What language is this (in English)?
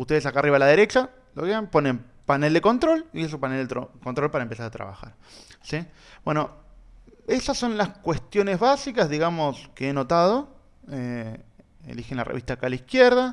Spanish